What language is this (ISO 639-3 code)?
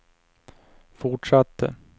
swe